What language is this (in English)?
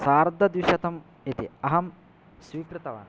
Sanskrit